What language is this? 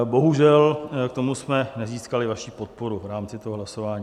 Czech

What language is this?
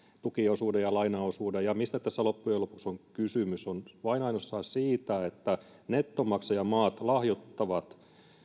Finnish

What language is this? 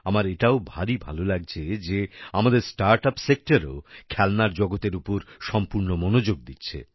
Bangla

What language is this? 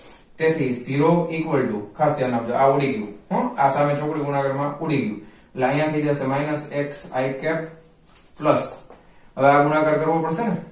Gujarati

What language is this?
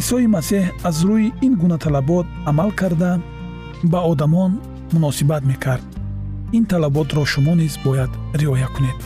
Persian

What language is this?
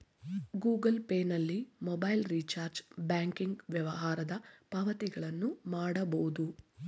Kannada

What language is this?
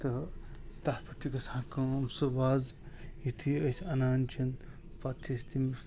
Kashmiri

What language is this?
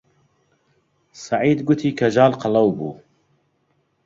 Central Kurdish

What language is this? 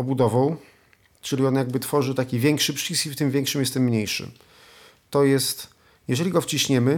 Polish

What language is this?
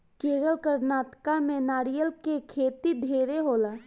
Bhojpuri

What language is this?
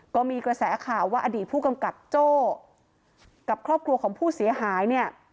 Thai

